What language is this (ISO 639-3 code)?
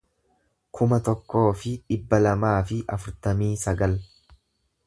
orm